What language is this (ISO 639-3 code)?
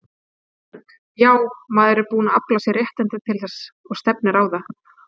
isl